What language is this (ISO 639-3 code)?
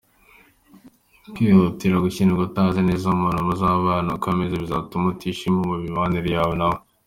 kin